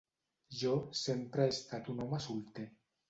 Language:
Catalan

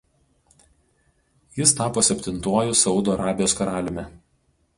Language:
Lithuanian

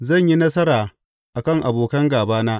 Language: Hausa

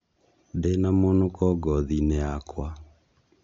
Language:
Kikuyu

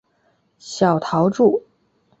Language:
Chinese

